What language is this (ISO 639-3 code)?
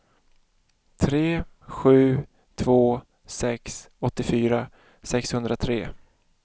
swe